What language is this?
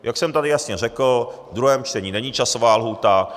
Czech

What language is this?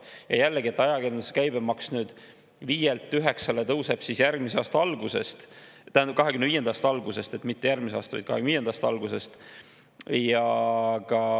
Estonian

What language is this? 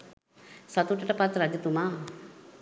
Sinhala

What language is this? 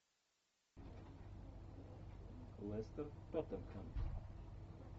Russian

